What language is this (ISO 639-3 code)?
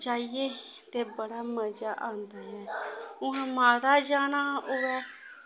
doi